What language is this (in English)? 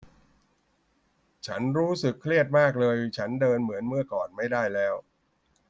Thai